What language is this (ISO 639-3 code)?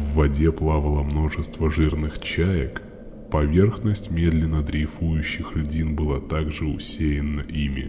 rus